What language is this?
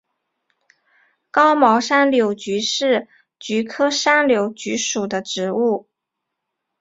Chinese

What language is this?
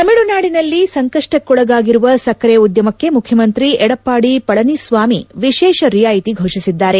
Kannada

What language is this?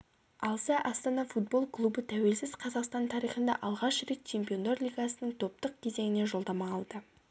Kazakh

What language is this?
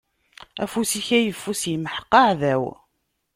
Kabyle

